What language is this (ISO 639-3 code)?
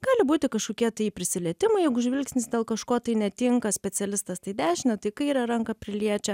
lit